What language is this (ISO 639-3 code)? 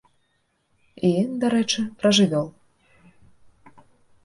bel